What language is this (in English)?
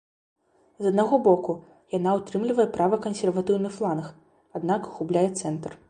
Belarusian